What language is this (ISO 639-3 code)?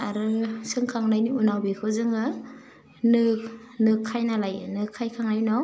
brx